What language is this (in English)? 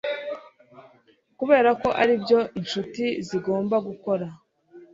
Kinyarwanda